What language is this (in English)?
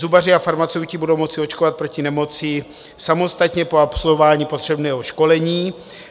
Czech